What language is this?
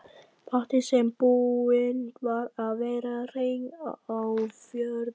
Icelandic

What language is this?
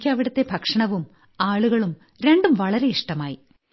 Malayalam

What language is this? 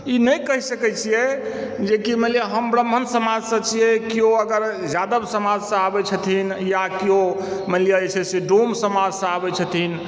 Maithili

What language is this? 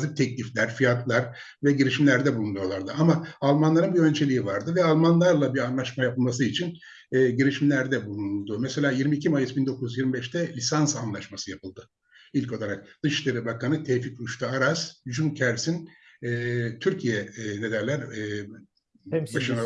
Turkish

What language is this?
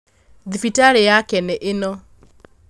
Kikuyu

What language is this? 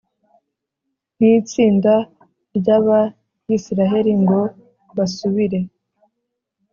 Kinyarwanda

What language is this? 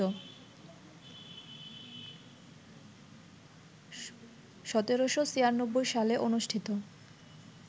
Bangla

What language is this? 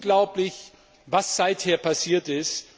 German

